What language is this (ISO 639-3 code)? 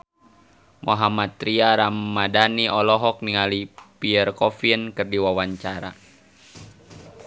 sun